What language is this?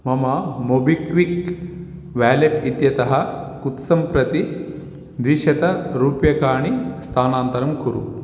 Sanskrit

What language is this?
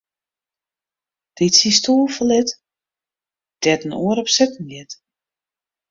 Western Frisian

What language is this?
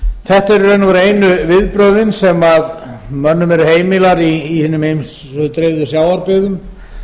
Icelandic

